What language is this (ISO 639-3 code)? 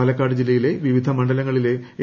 mal